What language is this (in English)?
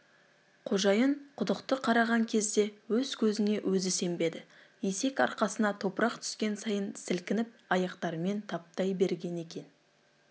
Kazakh